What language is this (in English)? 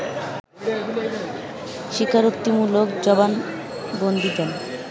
Bangla